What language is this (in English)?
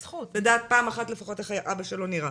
Hebrew